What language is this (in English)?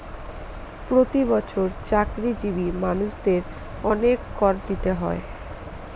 Bangla